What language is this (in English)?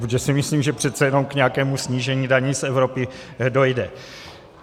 Czech